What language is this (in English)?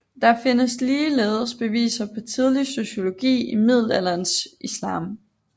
Danish